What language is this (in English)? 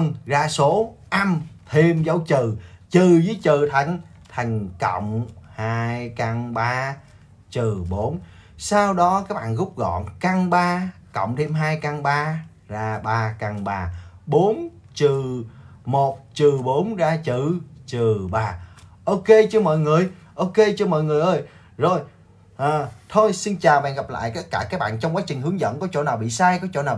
Vietnamese